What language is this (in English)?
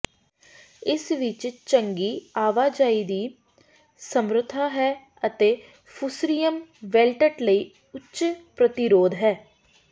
Punjabi